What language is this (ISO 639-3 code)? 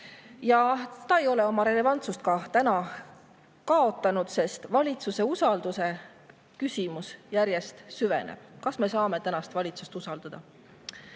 est